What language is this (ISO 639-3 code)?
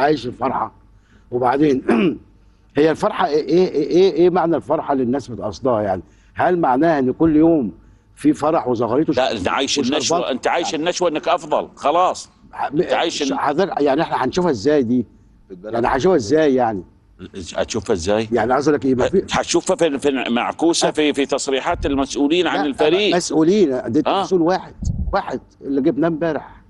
ara